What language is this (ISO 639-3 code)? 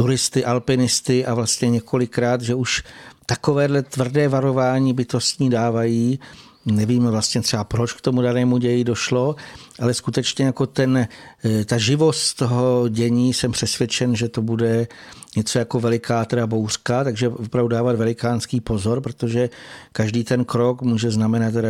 ces